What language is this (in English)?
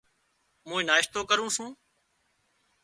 Wadiyara Koli